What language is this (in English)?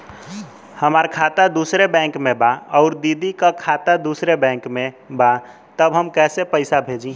Bhojpuri